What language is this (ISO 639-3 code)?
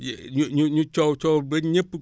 wol